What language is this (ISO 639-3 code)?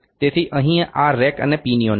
guj